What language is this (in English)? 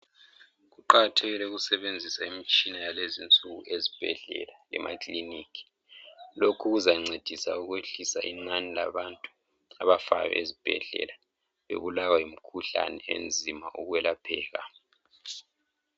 North Ndebele